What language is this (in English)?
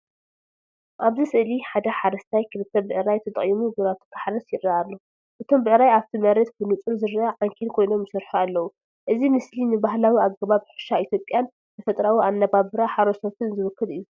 Tigrinya